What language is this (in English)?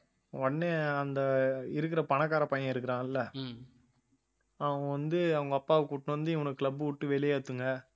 Tamil